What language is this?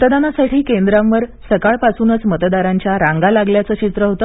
Marathi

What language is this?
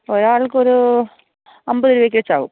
Malayalam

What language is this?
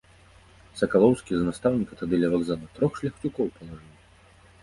Belarusian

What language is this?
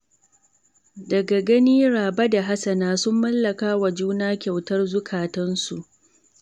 Hausa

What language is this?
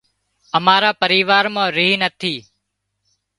Wadiyara Koli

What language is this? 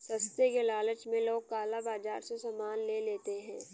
Hindi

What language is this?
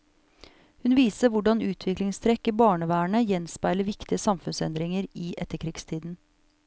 Norwegian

